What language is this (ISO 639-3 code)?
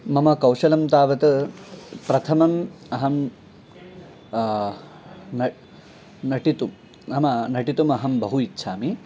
san